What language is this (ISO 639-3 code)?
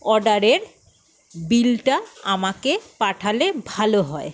ben